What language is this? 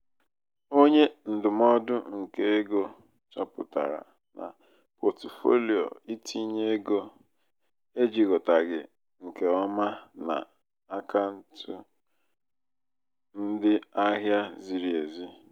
Igbo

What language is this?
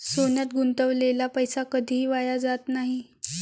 Marathi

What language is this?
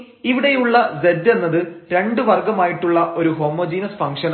Malayalam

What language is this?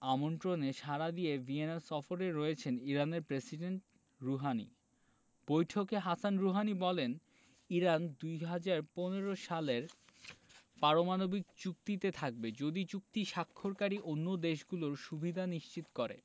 Bangla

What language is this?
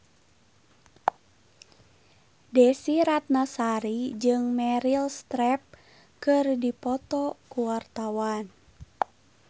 Sundanese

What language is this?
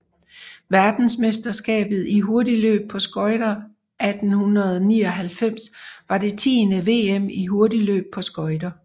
Danish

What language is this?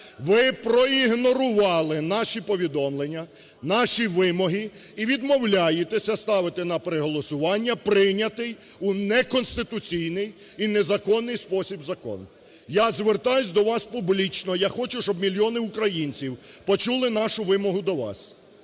Ukrainian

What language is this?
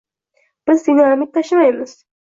Uzbek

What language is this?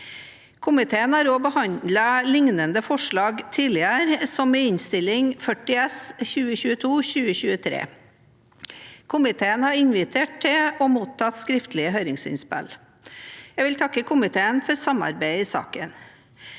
Norwegian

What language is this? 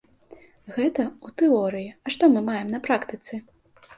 Belarusian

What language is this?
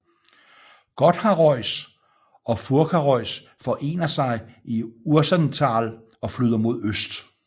Danish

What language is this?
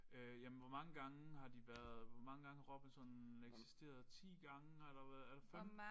Danish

